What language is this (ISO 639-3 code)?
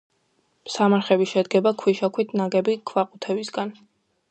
kat